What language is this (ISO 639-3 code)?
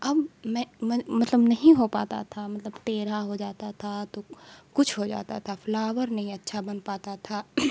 urd